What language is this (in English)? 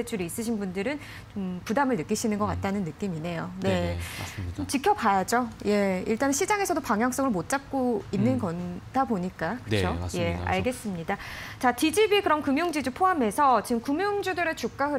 Korean